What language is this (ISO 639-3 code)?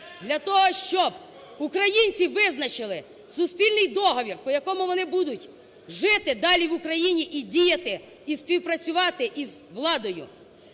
ukr